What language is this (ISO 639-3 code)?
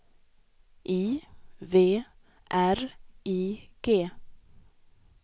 swe